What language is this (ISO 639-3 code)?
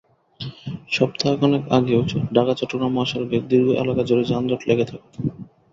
ben